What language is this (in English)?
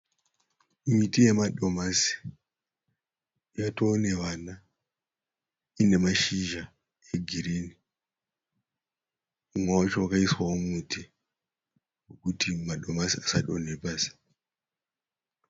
Shona